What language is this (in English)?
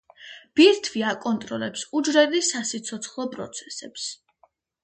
Georgian